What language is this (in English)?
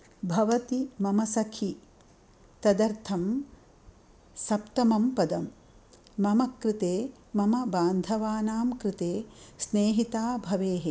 Sanskrit